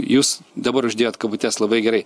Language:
Lithuanian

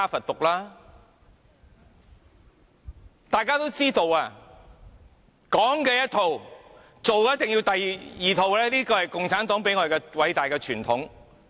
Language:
Cantonese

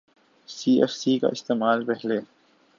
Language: Urdu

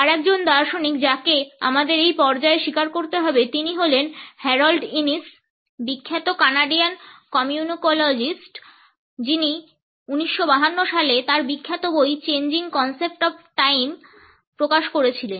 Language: Bangla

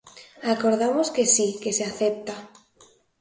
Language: Galician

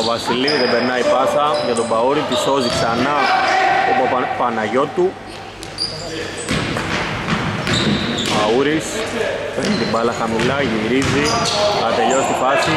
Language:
Greek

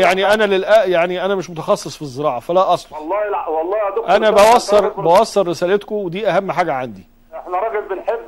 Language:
Arabic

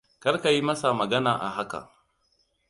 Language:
Hausa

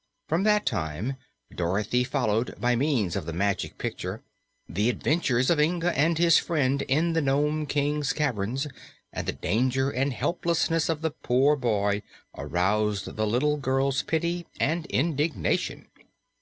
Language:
English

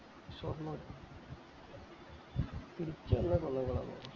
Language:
Malayalam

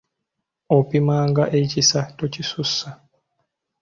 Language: Ganda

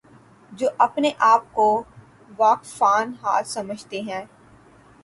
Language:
Urdu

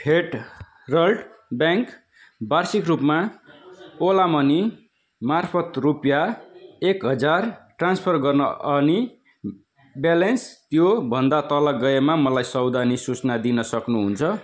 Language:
Nepali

